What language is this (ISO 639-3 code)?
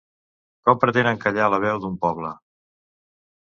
cat